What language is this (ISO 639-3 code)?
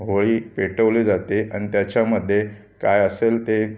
mar